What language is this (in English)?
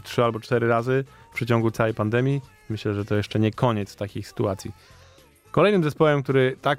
Polish